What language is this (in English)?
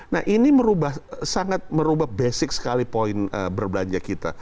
Indonesian